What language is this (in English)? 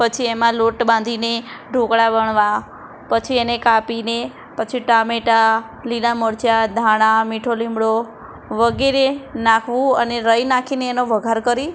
Gujarati